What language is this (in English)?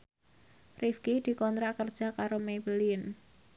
Javanese